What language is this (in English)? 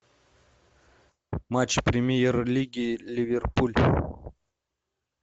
Russian